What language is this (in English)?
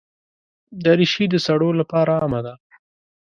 Pashto